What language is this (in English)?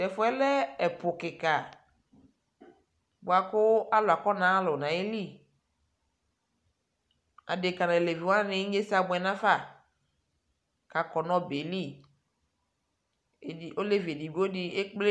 Ikposo